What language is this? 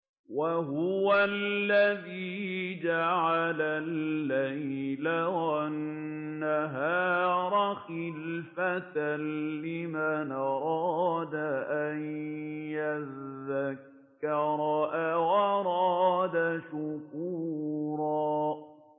Arabic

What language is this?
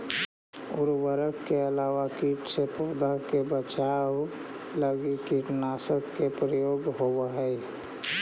Magahi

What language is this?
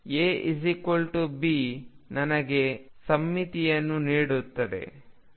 Kannada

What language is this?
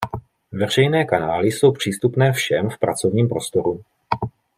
Czech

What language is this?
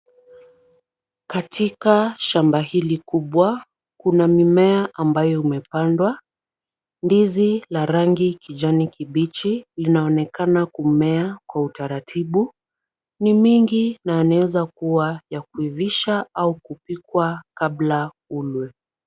Swahili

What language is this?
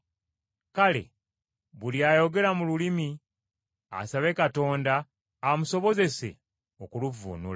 Ganda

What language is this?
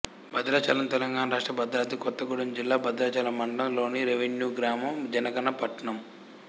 Telugu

